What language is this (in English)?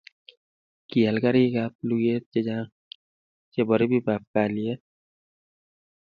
Kalenjin